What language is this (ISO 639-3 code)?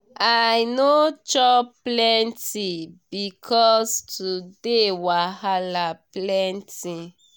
pcm